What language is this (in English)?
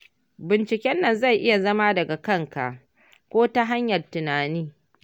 Hausa